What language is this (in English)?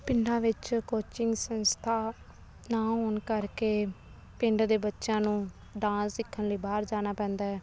Punjabi